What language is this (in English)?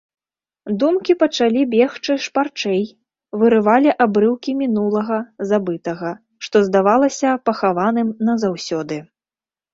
Belarusian